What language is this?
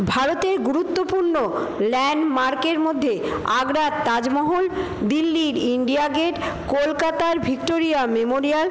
Bangla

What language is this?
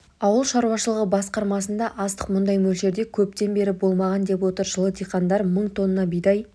Kazakh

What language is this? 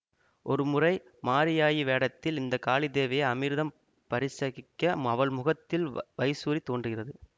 Tamil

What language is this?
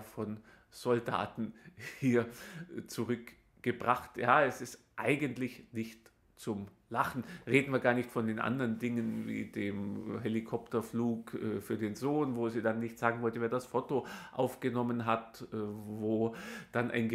German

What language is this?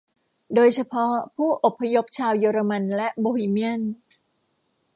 Thai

